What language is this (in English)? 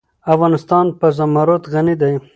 Pashto